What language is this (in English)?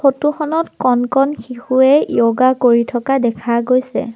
Assamese